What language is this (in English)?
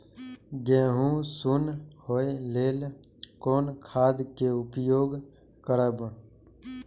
Maithili